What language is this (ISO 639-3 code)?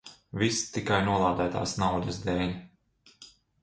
lav